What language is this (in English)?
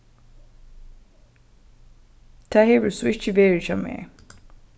Faroese